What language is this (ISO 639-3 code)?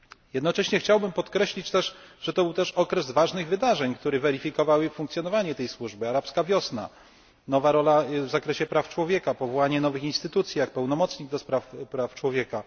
pol